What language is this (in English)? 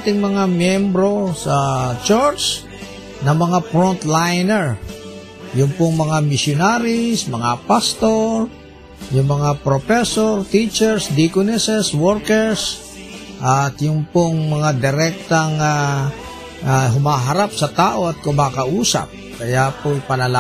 Filipino